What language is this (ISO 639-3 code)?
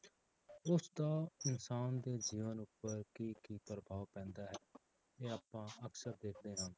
pan